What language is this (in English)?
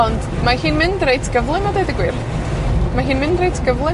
Welsh